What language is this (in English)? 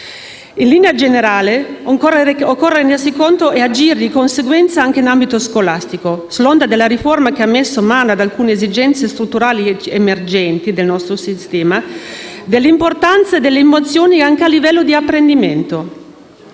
Italian